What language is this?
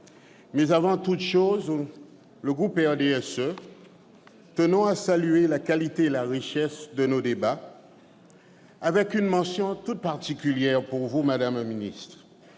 French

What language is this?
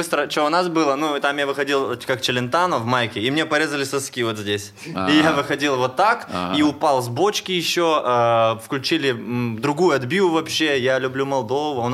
Russian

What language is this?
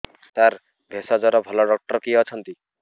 Odia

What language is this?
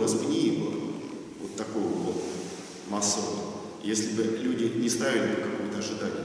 Russian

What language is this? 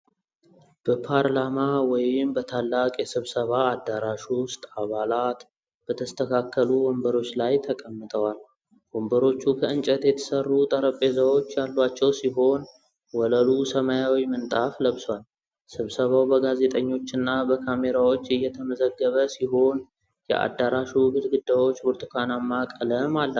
Amharic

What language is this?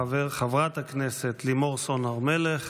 Hebrew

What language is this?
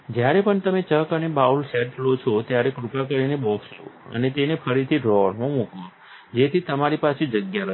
Gujarati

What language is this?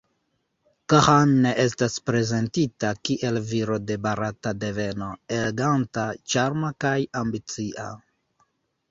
Esperanto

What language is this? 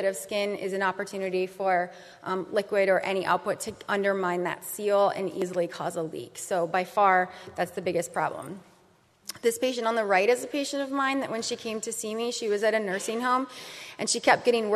English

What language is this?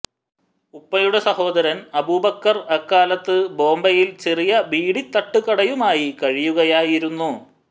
Malayalam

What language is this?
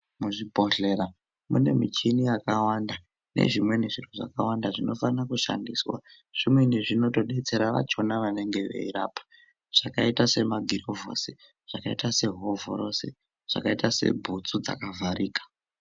Ndau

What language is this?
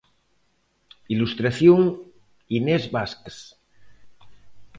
Galician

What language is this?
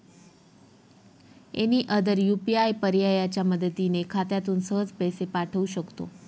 Marathi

